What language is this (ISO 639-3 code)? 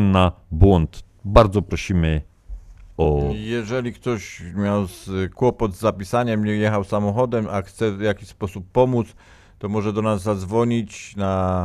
pol